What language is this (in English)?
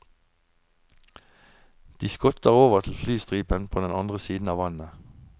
Norwegian